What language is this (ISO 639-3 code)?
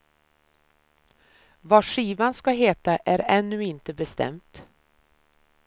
swe